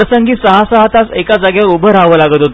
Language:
Marathi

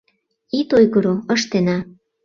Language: Mari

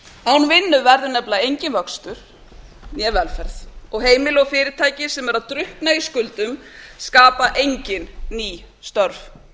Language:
Icelandic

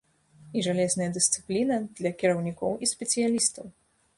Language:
Belarusian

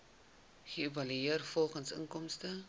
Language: Afrikaans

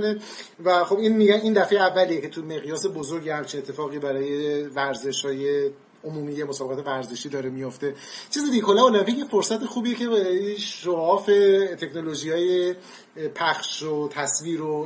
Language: Persian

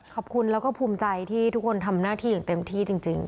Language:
Thai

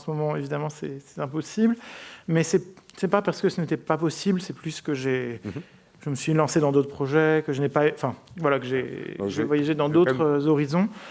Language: French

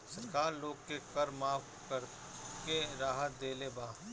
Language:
Bhojpuri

